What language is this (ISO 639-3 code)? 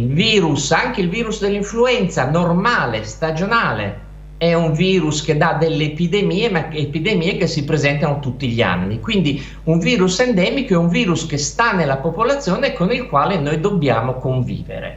ita